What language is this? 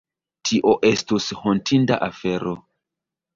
Esperanto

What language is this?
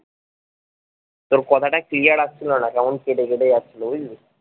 Bangla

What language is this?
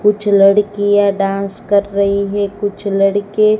Hindi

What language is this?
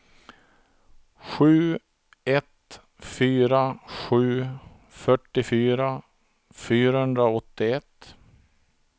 Swedish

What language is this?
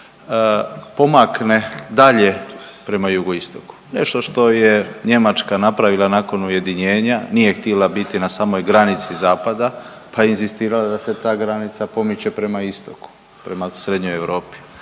Croatian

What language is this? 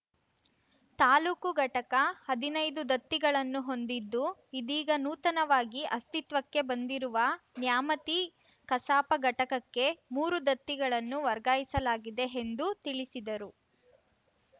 Kannada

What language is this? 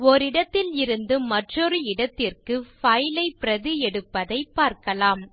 Tamil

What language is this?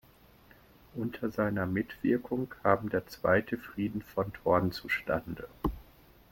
German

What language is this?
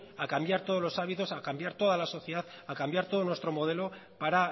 Spanish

